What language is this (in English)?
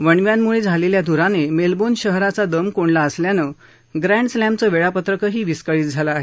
Marathi